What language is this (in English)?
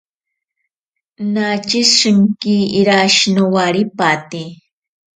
Ashéninka Perené